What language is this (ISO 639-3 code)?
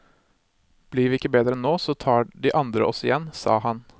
nor